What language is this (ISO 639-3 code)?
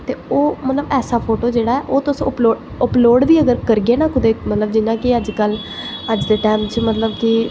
doi